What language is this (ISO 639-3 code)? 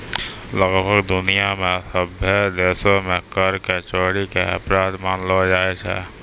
mai